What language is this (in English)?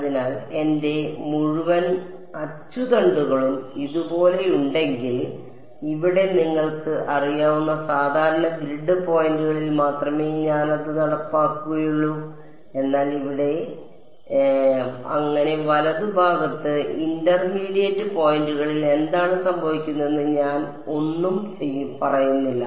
Malayalam